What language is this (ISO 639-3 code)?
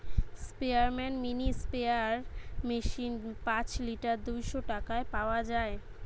ben